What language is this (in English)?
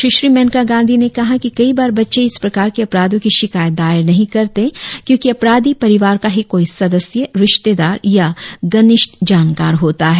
Hindi